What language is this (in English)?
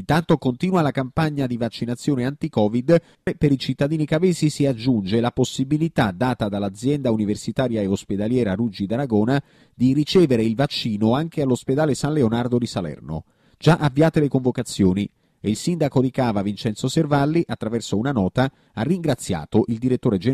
Italian